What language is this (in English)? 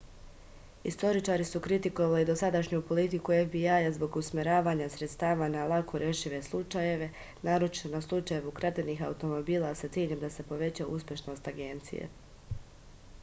Serbian